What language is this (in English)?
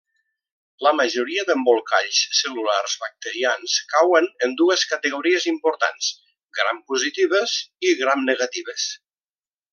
Catalan